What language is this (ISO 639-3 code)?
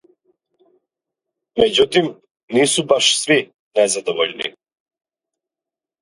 srp